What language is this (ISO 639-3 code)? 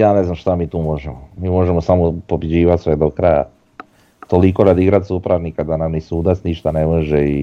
hrv